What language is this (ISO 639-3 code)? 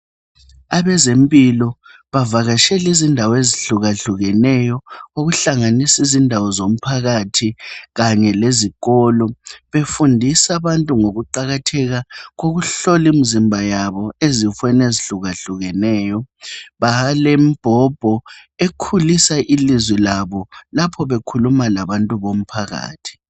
nde